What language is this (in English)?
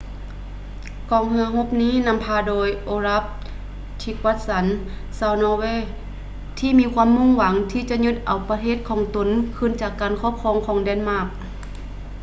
Lao